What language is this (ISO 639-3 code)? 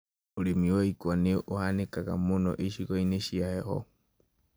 kik